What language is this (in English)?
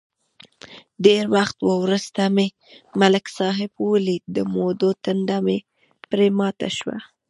Pashto